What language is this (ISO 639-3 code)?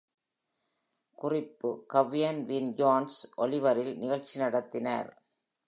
tam